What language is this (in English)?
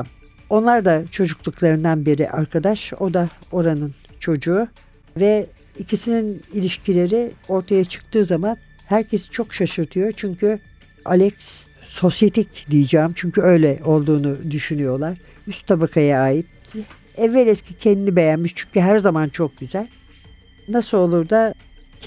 Turkish